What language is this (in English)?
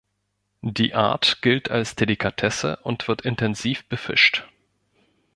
German